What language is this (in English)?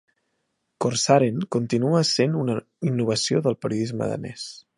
Catalan